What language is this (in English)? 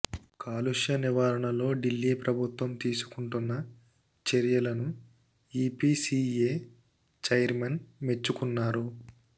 Telugu